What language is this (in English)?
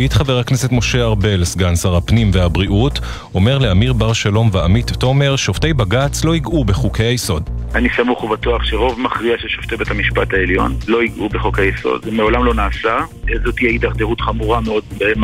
Hebrew